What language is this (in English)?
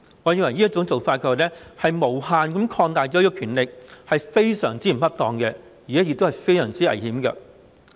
Cantonese